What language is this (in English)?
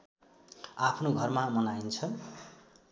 Nepali